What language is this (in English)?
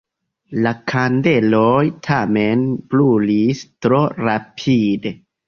Esperanto